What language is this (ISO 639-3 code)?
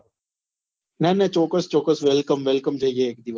guj